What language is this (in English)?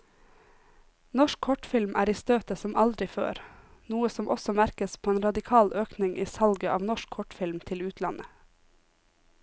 Norwegian